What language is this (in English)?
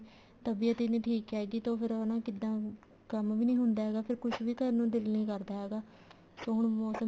Punjabi